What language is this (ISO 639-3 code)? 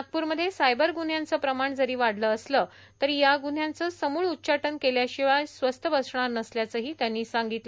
mar